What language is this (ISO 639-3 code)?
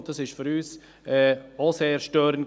gsw